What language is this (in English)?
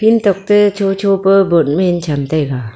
Wancho Naga